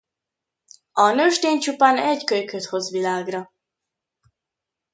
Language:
Hungarian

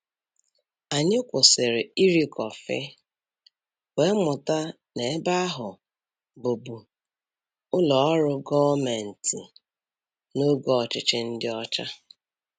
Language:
Igbo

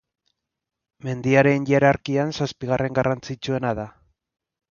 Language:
Basque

